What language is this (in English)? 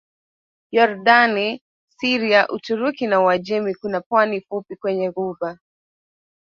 Swahili